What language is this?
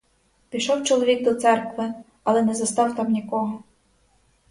Ukrainian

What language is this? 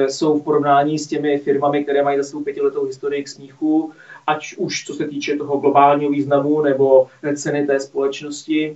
Czech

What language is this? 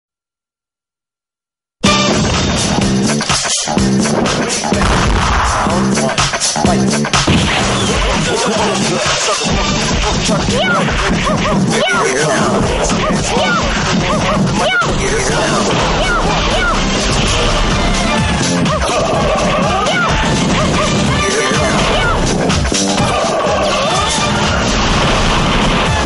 English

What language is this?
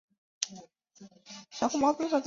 Chinese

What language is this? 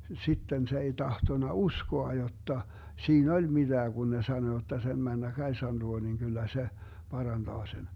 Finnish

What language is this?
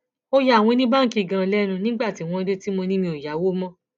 Yoruba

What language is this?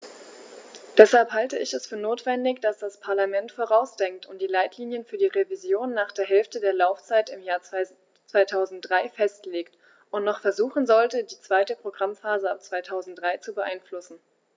German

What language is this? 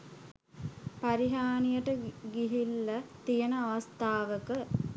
Sinhala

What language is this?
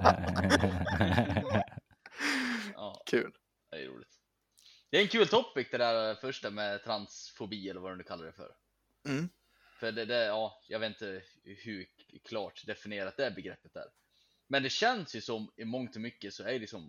Swedish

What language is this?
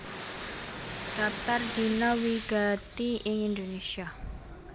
Javanese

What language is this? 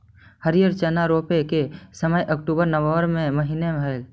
Magahi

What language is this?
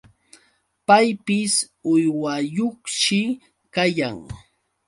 Yauyos Quechua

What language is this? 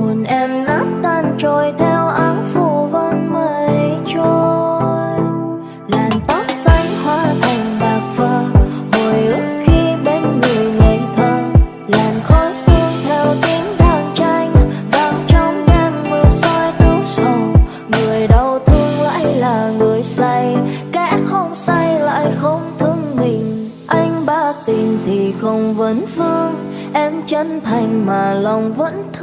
Vietnamese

